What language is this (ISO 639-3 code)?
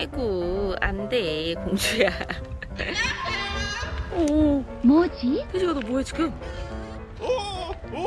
kor